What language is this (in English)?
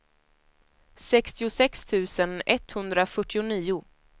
Swedish